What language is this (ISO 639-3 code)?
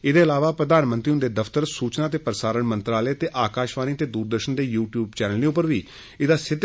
doi